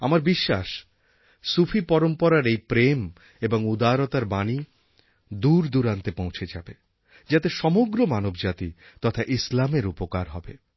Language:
Bangla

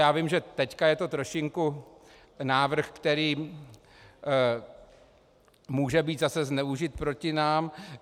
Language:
Czech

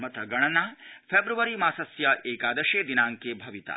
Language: Sanskrit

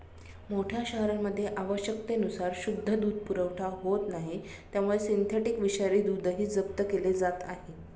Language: Marathi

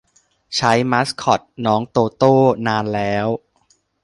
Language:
Thai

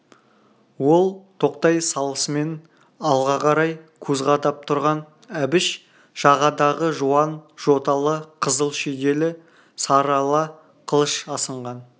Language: Kazakh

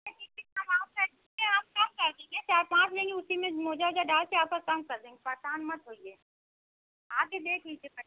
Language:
Hindi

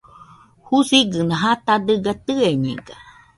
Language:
Nüpode Huitoto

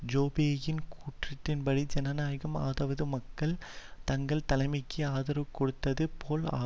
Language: Tamil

